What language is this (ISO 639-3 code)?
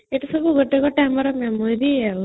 ori